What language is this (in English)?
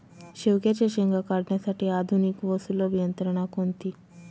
Marathi